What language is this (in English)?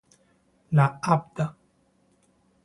Spanish